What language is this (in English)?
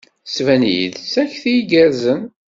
Kabyle